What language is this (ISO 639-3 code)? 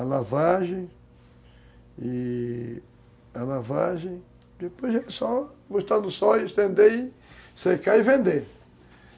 por